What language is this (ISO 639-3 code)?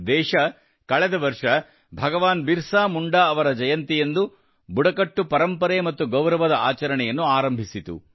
kan